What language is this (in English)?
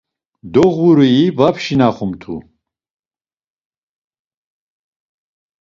Laz